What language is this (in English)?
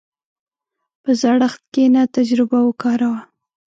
Pashto